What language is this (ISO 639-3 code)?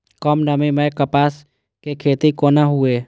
mai